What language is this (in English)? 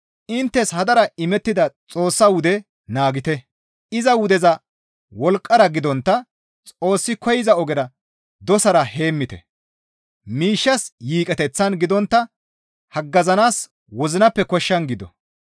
Gamo